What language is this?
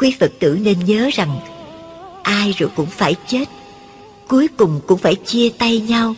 Vietnamese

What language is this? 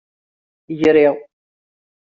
Kabyle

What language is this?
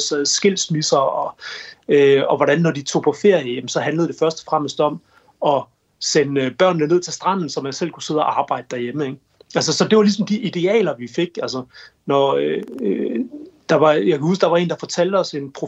Danish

